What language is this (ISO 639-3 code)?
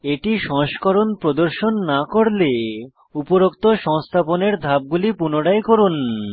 ben